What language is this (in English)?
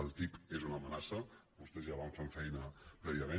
Catalan